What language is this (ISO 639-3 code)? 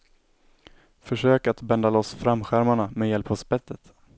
swe